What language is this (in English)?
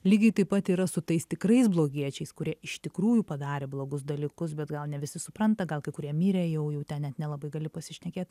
Lithuanian